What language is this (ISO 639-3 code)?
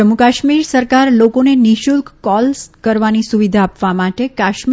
guj